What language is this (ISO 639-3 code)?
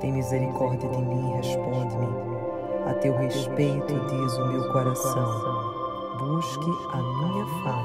por